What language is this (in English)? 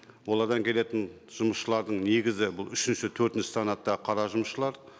Kazakh